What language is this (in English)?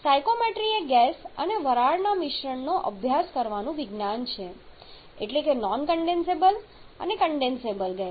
Gujarati